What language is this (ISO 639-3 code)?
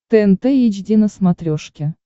rus